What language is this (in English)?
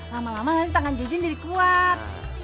Indonesian